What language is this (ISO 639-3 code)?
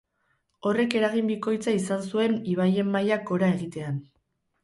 eus